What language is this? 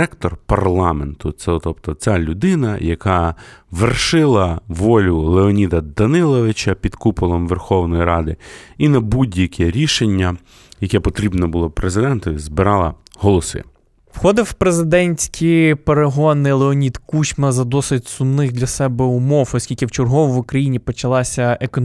Ukrainian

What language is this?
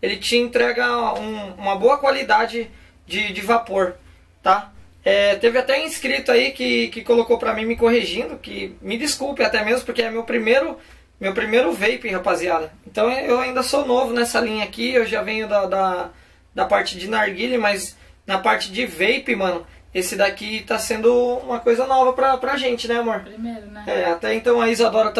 Portuguese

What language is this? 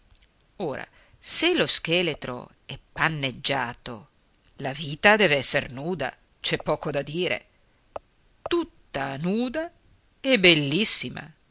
Italian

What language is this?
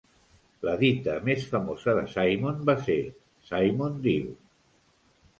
Catalan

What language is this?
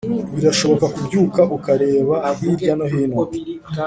Kinyarwanda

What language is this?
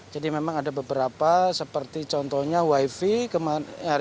Indonesian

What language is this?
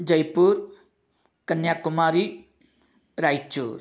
Sanskrit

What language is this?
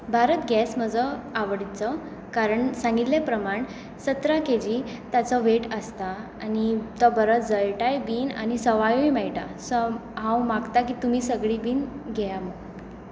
Konkani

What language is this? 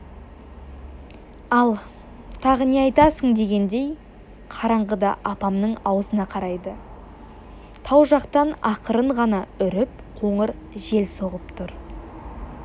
Kazakh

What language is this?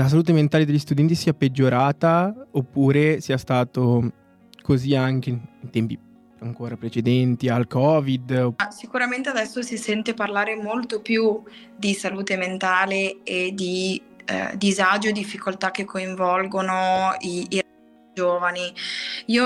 Italian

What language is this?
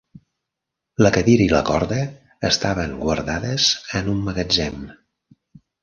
Catalan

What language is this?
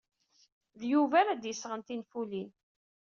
Kabyle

